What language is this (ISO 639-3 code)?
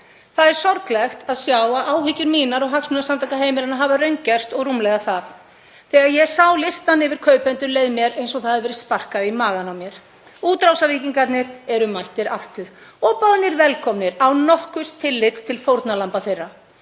isl